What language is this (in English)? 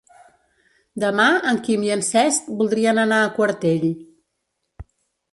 Catalan